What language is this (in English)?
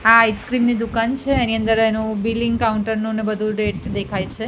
Gujarati